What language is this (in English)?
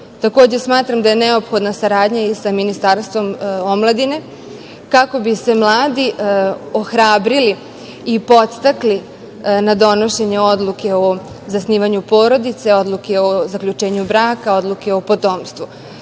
Serbian